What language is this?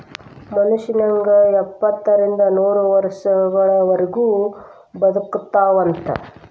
Kannada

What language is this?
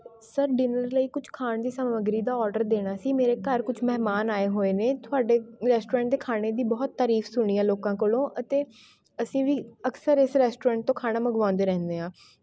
Punjabi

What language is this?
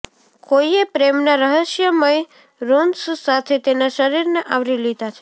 Gujarati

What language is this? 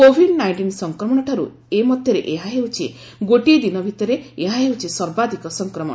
Odia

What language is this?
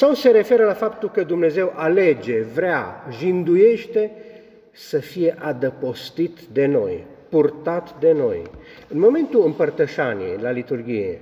Romanian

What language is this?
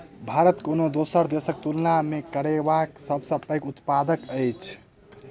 Maithili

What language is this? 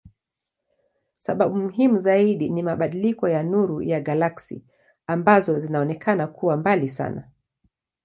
Swahili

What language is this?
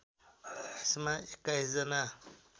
Nepali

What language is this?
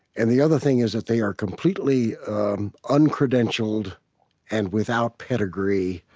English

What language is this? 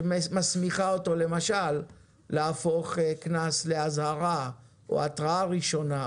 Hebrew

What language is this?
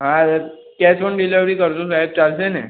Gujarati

